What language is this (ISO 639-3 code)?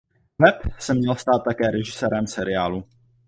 ces